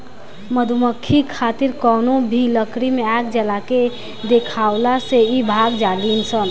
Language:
Bhojpuri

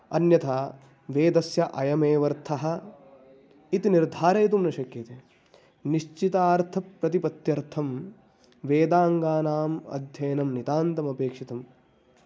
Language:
Sanskrit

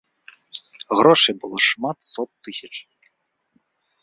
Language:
Belarusian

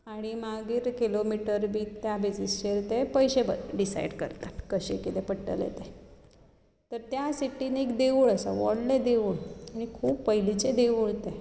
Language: Konkani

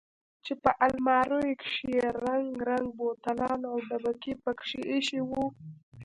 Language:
Pashto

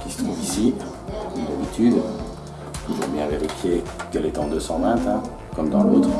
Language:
French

